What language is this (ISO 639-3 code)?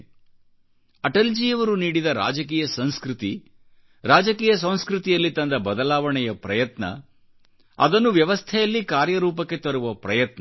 kan